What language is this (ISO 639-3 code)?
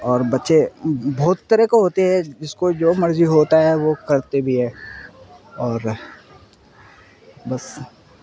urd